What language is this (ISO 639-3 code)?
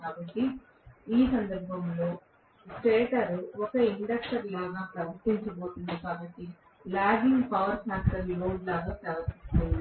tel